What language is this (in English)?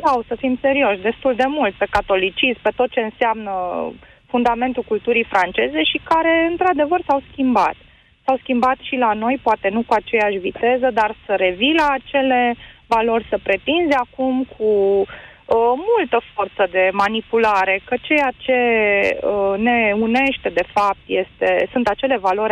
Romanian